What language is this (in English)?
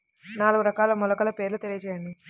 Telugu